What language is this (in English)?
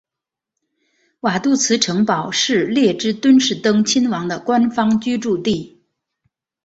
Chinese